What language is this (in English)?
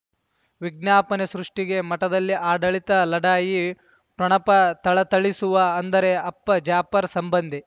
Kannada